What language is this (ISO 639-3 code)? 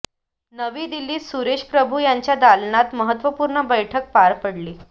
mar